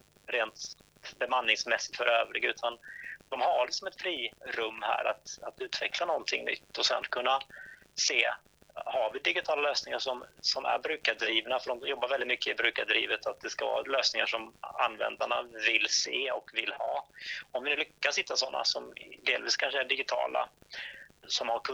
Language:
Swedish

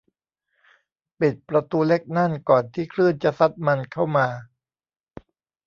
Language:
Thai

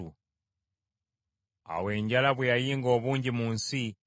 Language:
Ganda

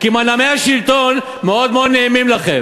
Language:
Hebrew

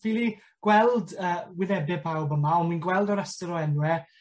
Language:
Welsh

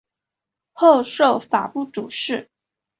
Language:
Chinese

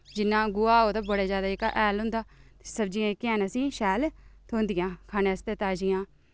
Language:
Dogri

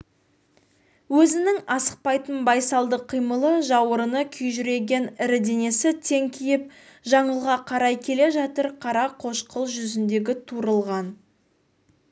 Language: Kazakh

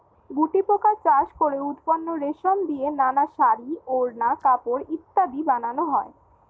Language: Bangla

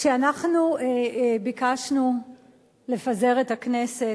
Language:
Hebrew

